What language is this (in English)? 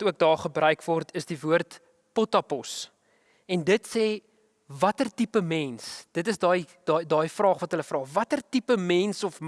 Dutch